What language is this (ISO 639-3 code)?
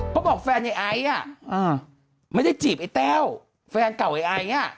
tha